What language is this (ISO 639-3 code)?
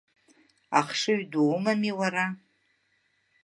abk